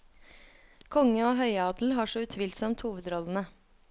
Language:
Norwegian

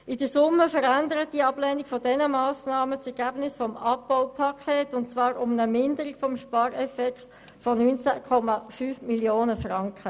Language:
Swiss German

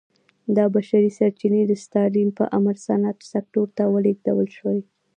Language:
Pashto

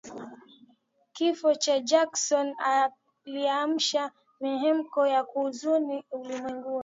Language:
Swahili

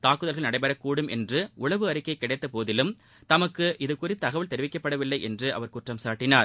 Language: Tamil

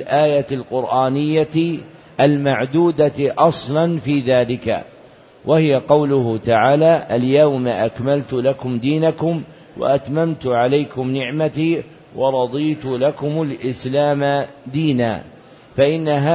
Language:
Arabic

